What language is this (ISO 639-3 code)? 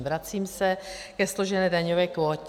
ces